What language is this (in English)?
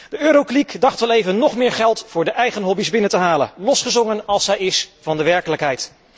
Dutch